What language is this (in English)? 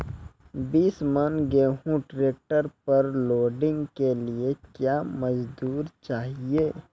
Maithili